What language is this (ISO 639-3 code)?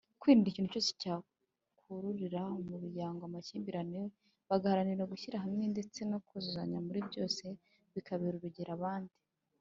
kin